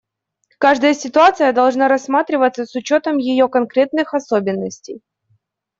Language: Russian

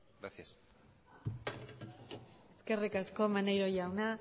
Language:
Basque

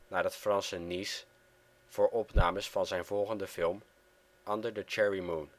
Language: Dutch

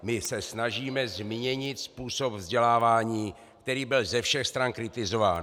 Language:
Czech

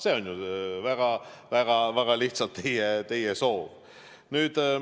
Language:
Estonian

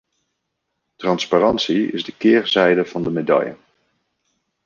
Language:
Dutch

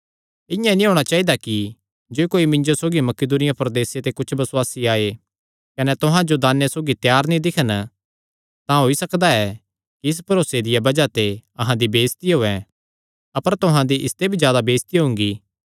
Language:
Kangri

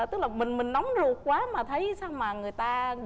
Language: Vietnamese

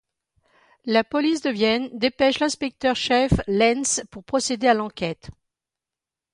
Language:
French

